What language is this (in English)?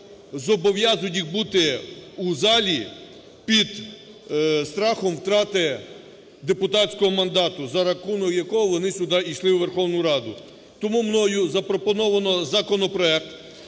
Ukrainian